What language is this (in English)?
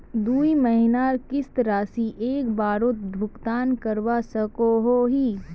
Magahi